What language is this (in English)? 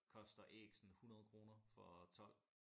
Danish